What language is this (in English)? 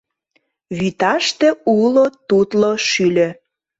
Mari